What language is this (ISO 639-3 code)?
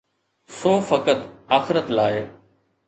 snd